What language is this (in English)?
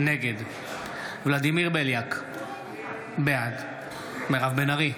Hebrew